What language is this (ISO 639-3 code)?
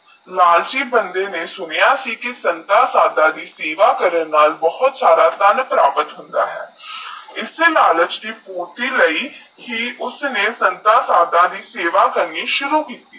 pan